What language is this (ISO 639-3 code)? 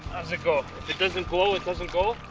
eng